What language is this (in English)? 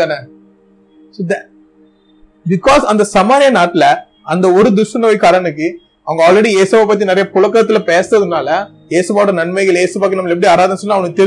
Tamil